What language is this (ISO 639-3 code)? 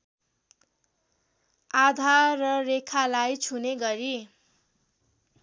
nep